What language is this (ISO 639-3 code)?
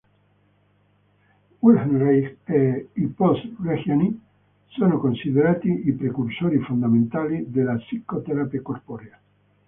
ita